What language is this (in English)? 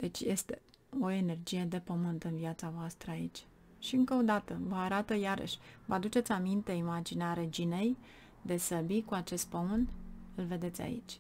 Romanian